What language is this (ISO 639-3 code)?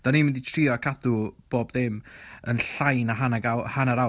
cym